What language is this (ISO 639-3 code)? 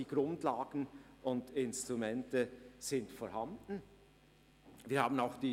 gsw